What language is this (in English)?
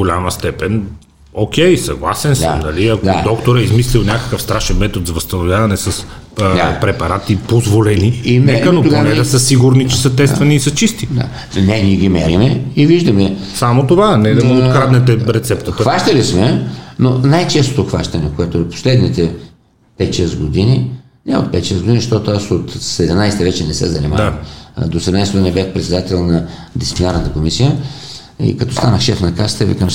Bulgarian